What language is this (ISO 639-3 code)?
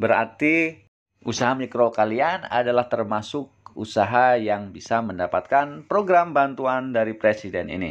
ind